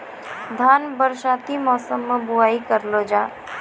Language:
Maithili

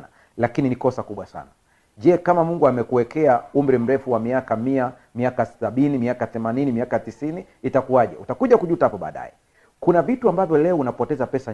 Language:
Swahili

